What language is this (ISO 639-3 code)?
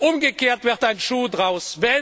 deu